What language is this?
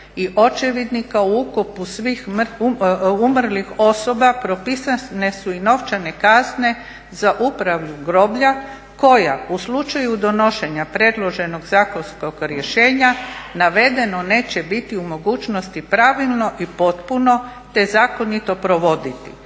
Croatian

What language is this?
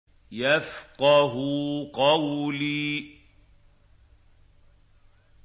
Arabic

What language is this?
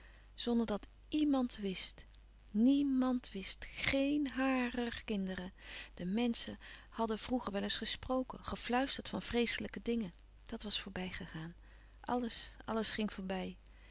Dutch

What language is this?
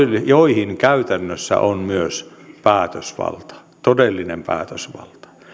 Finnish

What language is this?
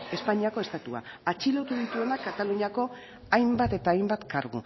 Basque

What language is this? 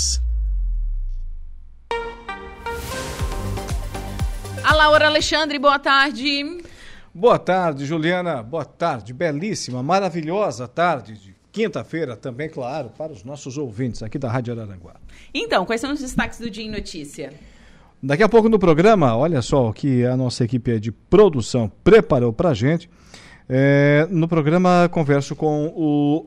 Portuguese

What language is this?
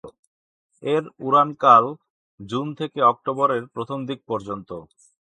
Bangla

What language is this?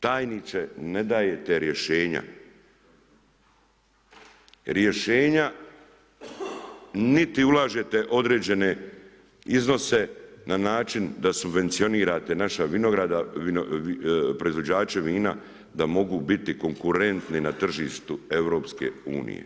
Croatian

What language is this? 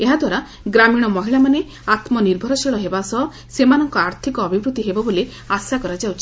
Odia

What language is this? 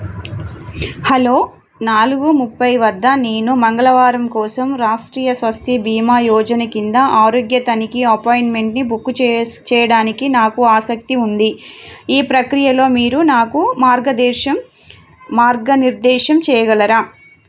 Telugu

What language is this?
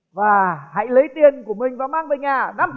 Vietnamese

